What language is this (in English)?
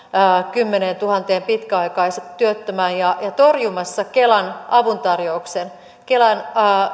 Finnish